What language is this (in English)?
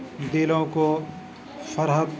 Urdu